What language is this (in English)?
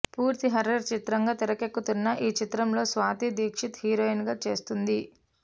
Telugu